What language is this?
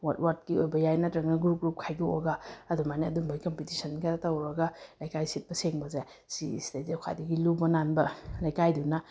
Manipuri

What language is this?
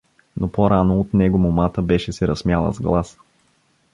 Bulgarian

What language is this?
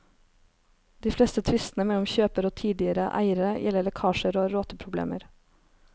Norwegian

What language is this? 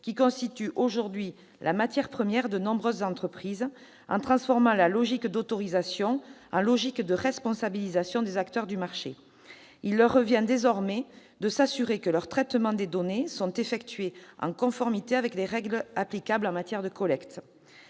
French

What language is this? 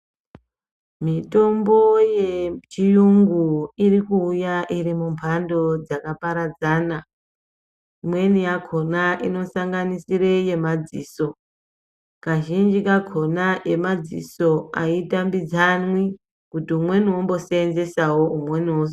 Ndau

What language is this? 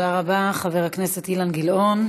Hebrew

